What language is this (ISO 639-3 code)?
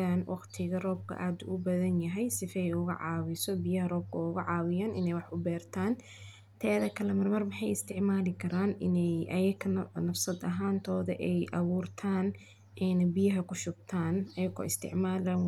som